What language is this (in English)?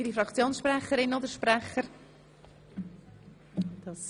Swiss German